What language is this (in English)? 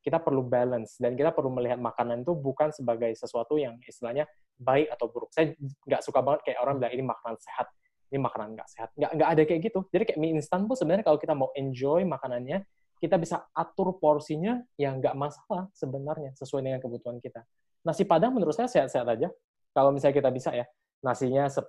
Indonesian